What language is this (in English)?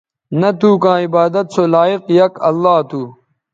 Bateri